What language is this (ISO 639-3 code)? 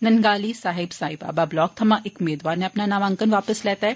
doi